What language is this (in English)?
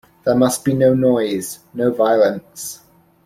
English